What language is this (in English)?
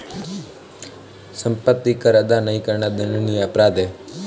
Hindi